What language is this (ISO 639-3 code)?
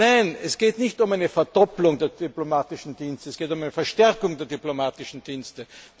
deu